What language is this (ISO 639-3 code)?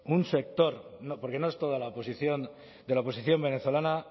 spa